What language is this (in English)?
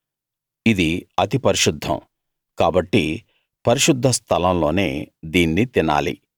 Telugu